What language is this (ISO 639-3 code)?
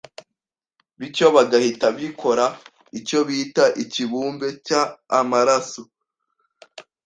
kin